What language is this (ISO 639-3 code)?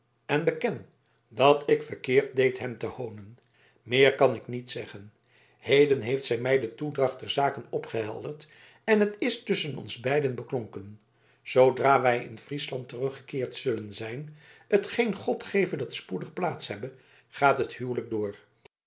nld